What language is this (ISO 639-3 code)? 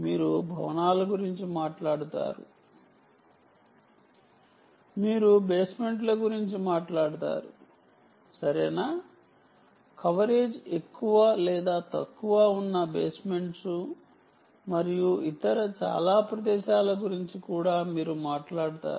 tel